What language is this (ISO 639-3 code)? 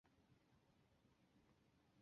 zho